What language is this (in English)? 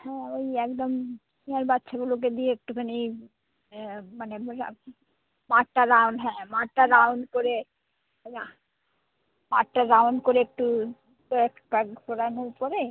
Bangla